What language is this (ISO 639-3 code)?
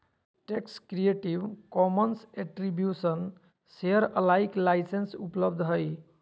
mag